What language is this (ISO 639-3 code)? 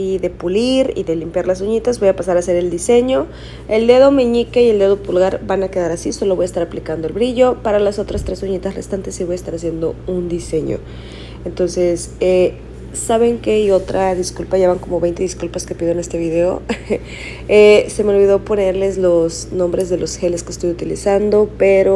spa